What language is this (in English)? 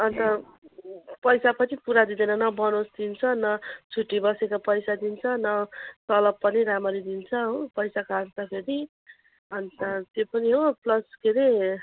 Nepali